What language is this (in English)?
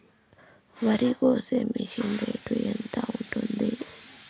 Telugu